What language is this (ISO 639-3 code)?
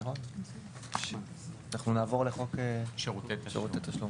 heb